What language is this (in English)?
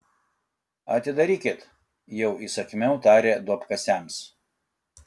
Lithuanian